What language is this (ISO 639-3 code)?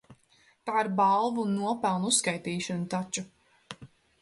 lav